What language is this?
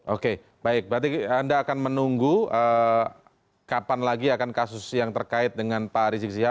Indonesian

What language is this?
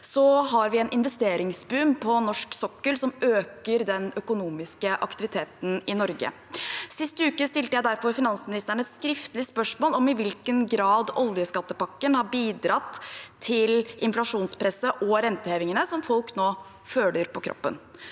Norwegian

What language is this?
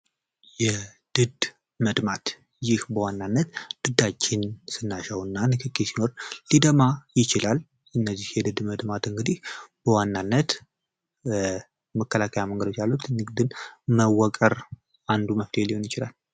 Amharic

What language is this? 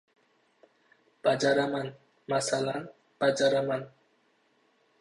Uzbek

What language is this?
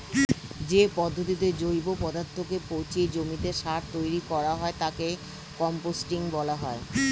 Bangla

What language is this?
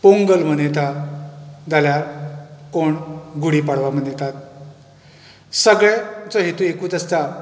Konkani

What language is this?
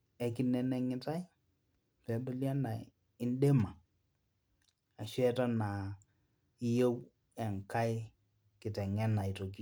Masai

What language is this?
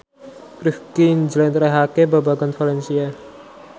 Javanese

